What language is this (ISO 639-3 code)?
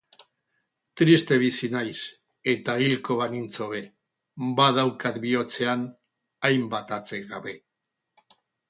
eus